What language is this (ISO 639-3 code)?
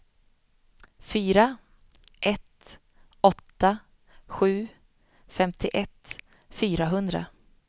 swe